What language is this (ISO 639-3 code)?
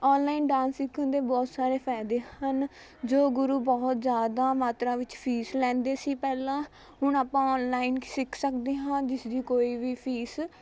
pan